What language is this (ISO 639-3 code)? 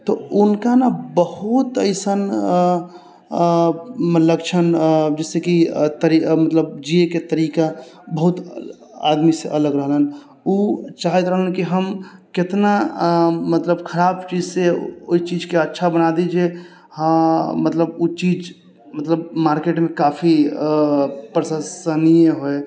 mai